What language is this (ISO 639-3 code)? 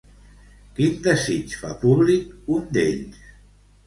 cat